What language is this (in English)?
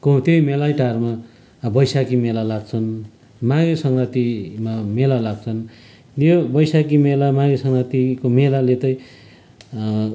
Nepali